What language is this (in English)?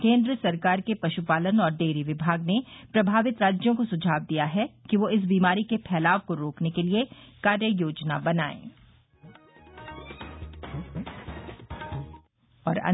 Hindi